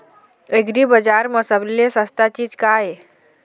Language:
Chhattisgarhi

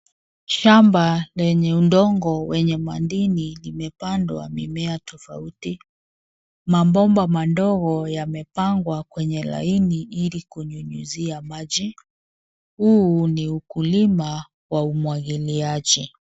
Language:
Swahili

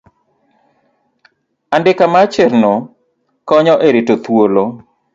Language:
Luo (Kenya and Tanzania)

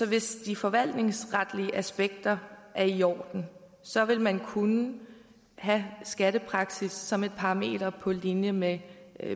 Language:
Danish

